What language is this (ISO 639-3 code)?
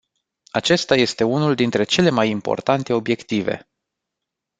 ron